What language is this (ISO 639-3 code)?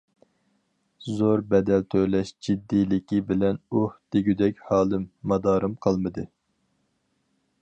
uig